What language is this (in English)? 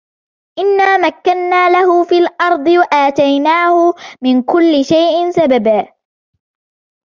Arabic